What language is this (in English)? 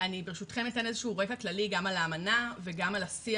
Hebrew